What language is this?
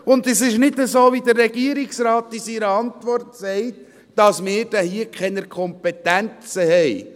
Swiss German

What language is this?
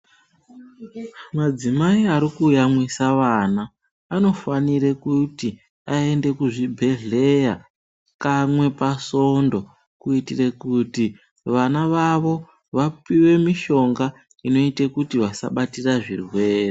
Ndau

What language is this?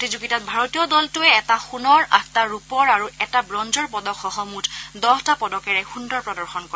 Assamese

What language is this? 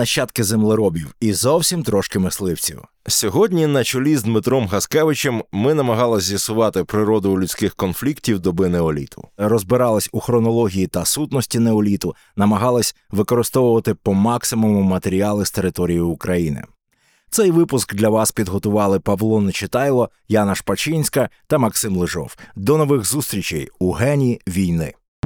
Ukrainian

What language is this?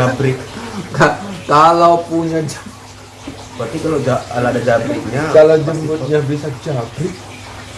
Indonesian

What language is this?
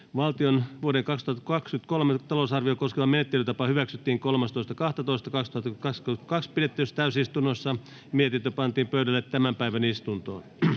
Finnish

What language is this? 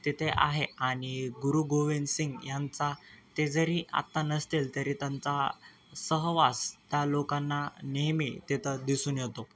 Marathi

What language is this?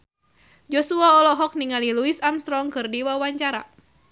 Sundanese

